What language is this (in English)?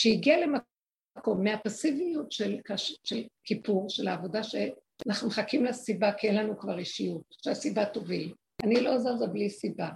Hebrew